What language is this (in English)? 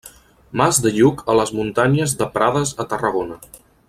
Catalan